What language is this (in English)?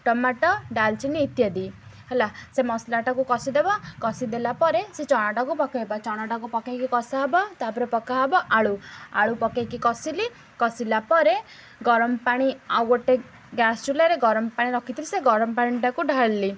Odia